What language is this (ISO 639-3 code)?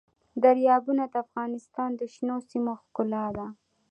pus